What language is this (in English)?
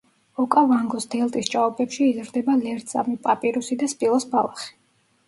Georgian